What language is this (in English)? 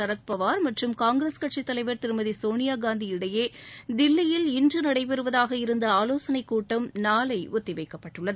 Tamil